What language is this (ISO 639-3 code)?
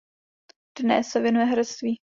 ces